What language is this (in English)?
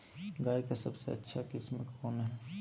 Magahi